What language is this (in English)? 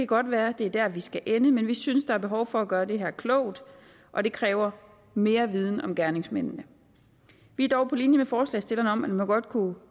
Danish